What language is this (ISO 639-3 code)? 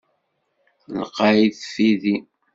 kab